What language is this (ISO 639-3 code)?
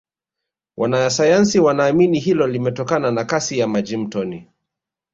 swa